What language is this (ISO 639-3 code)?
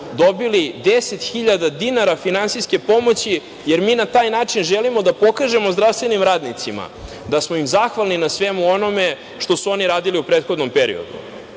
srp